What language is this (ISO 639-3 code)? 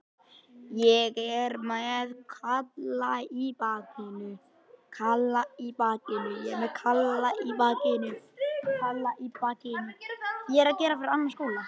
isl